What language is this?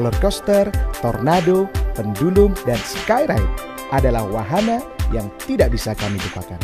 Indonesian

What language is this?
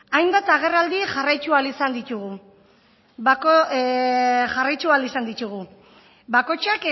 Basque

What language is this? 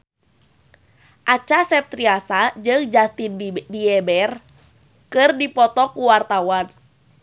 Sundanese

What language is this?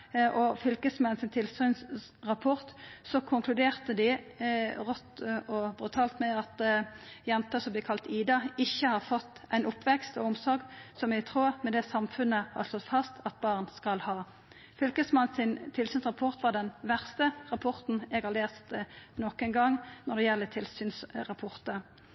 Norwegian Nynorsk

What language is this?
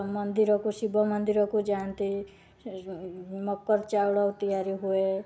Odia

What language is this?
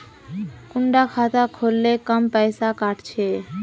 Magahi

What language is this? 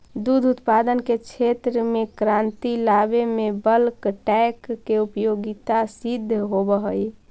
Magahi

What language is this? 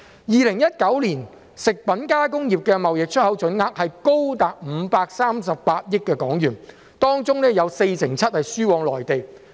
Cantonese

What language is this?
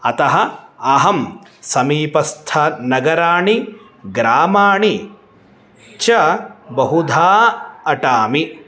Sanskrit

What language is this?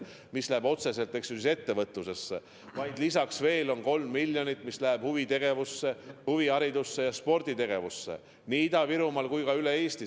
Estonian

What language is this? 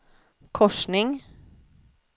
Swedish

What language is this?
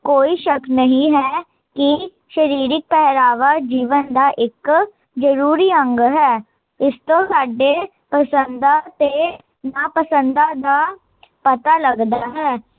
Punjabi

